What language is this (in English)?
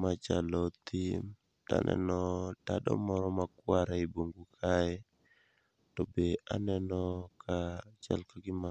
Luo (Kenya and Tanzania)